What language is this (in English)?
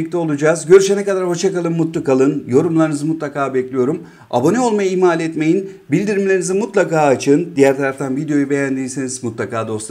Turkish